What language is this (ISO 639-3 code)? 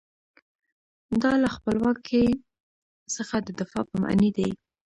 pus